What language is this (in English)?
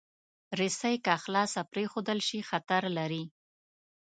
Pashto